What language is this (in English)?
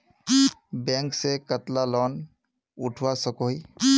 Magahi